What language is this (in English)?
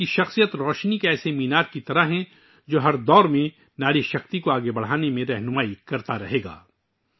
Urdu